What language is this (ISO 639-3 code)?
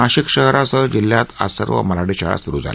mar